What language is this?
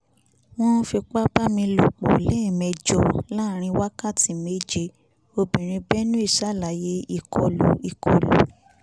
Yoruba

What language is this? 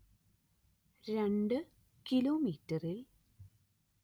Malayalam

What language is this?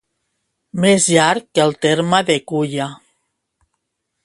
Catalan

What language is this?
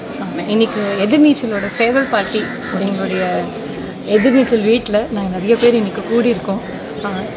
Tamil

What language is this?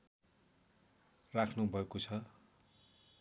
Nepali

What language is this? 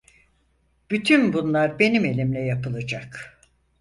Turkish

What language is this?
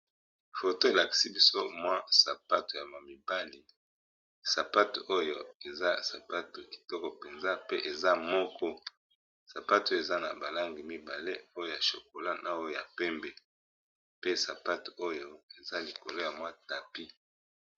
Lingala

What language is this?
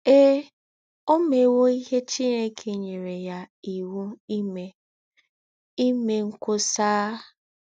Igbo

